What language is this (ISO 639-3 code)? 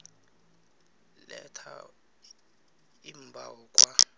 nbl